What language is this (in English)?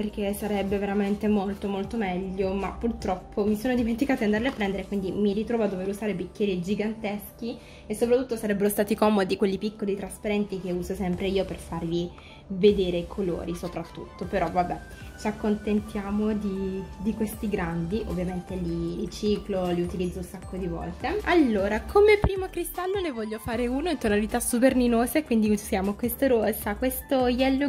Italian